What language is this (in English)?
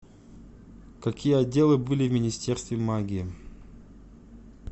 Russian